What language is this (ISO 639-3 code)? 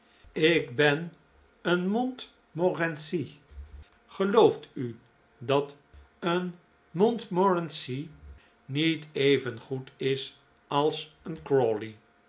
nld